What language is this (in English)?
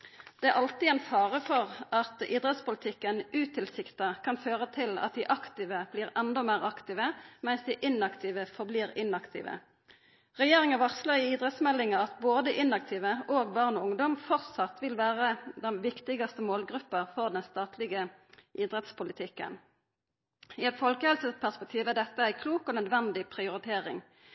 Norwegian Nynorsk